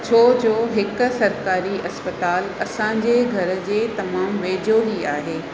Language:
Sindhi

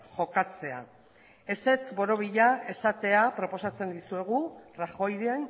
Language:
Basque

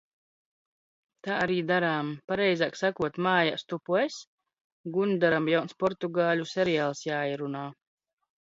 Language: Latvian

